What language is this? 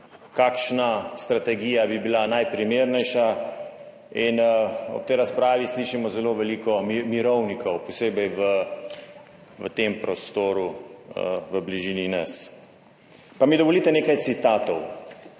Slovenian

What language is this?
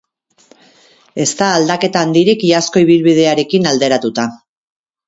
Basque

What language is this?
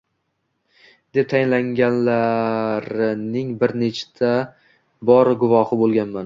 Uzbek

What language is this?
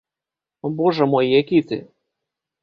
Belarusian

